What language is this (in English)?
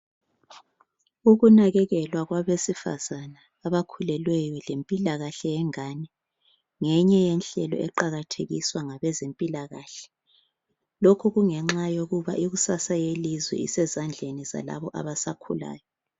North Ndebele